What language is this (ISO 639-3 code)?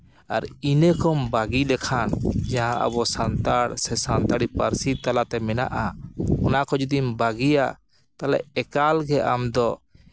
sat